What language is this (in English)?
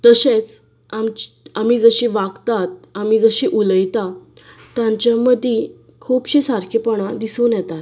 Konkani